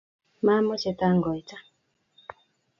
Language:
Kalenjin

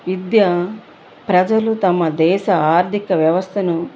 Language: Telugu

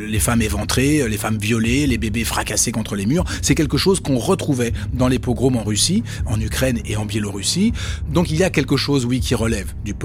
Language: French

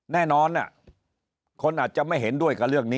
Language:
Thai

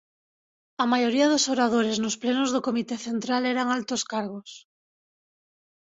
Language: Galician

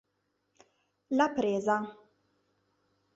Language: Italian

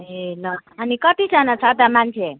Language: Nepali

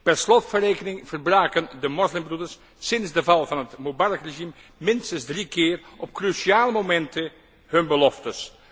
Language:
Dutch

